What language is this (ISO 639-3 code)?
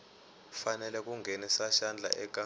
tso